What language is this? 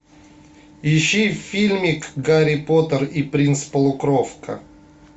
Russian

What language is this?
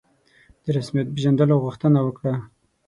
Pashto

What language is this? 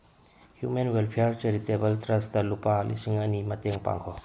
Manipuri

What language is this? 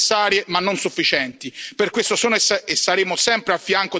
Italian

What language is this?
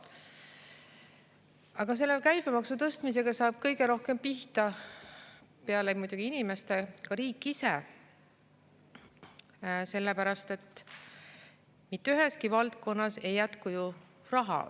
Estonian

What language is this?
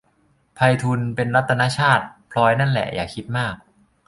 Thai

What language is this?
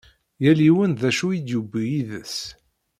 Kabyle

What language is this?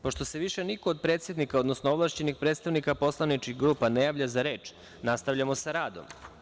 Serbian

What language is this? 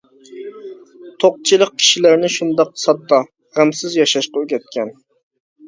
Uyghur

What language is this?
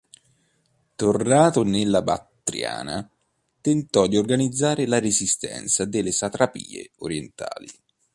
Italian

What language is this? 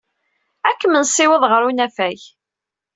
Kabyle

